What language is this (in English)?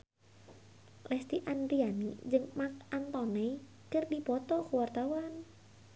Sundanese